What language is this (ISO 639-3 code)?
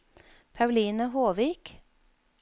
nor